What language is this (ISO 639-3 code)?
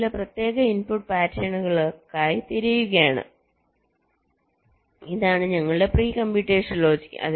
mal